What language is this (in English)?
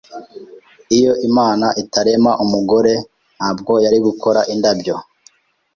Kinyarwanda